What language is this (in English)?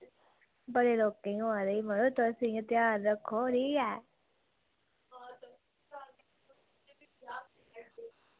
Dogri